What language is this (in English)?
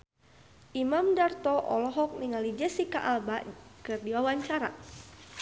Sundanese